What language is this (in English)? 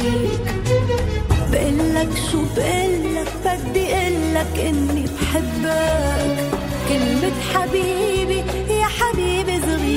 Arabic